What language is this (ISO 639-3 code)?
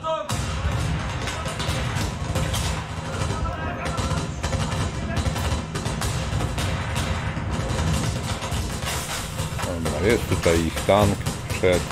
pol